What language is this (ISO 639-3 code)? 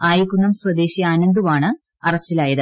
mal